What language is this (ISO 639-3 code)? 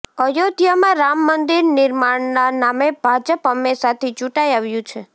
guj